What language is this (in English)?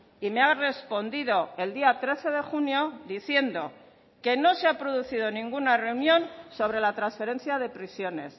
Spanish